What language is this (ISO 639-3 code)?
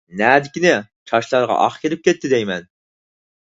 uig